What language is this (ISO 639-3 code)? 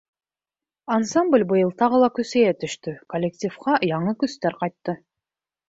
bak